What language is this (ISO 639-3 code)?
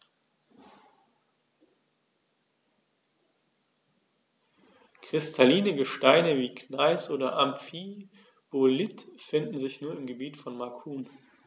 deu